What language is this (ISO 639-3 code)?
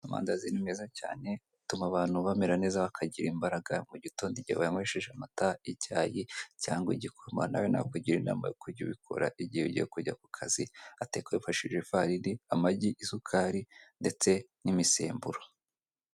kin